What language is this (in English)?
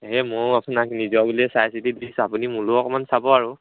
Assamese